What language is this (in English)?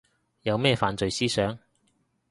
Cantonese